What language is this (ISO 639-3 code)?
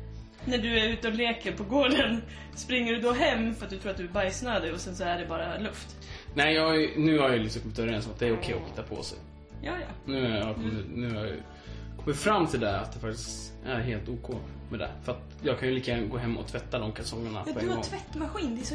swe